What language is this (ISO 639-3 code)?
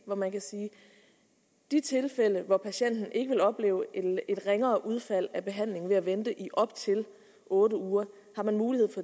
dan